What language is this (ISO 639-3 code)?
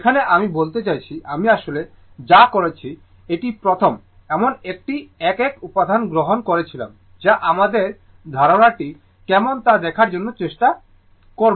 ben